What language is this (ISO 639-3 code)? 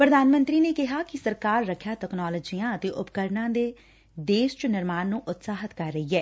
pan